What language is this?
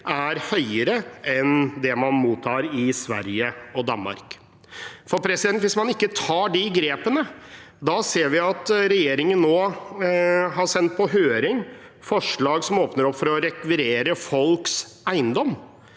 Norwegian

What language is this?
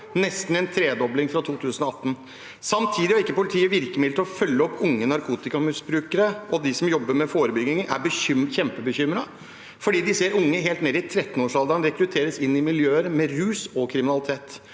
Norwegian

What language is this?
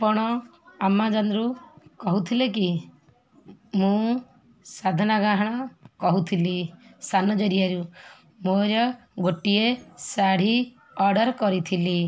Odia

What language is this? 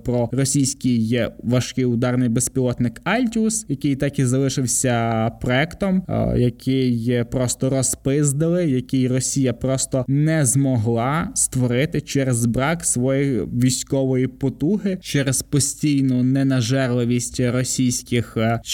Ukrainian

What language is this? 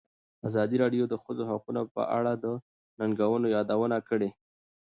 Pashto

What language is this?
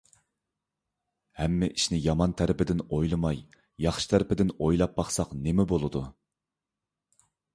Uyghur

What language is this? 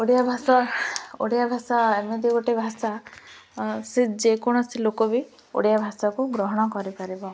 Odia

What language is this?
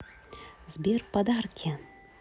Russian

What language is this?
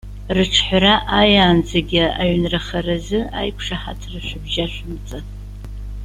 Abkhazian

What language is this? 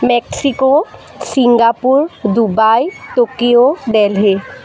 Assamese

